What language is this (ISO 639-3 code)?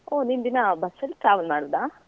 kan